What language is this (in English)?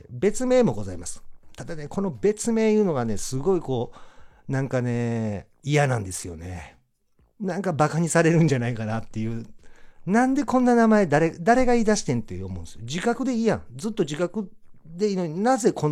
Japanese